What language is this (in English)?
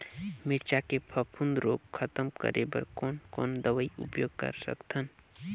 Chhattisgarhi